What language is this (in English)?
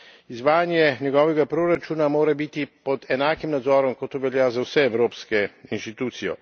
Slovenian